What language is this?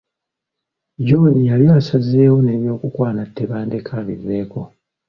Ganda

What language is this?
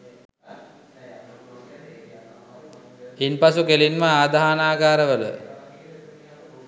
Sinhala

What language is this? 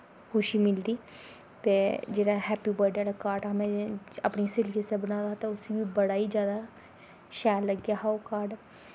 Dogri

